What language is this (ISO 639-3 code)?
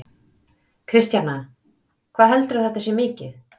isl